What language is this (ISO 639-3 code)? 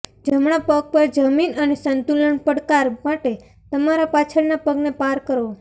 guj